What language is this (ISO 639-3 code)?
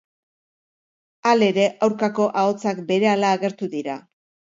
eus